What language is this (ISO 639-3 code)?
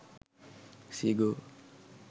sin